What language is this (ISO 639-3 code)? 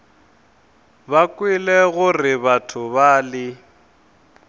nso